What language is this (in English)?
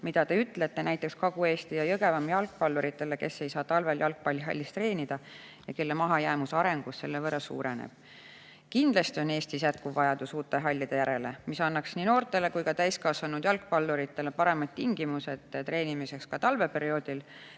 Estonian